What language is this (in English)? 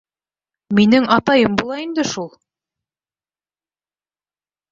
Bashkir